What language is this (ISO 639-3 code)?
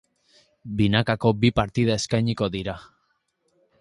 eus